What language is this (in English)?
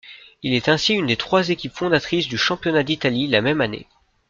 French